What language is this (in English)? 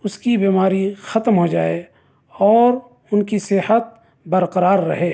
Urdu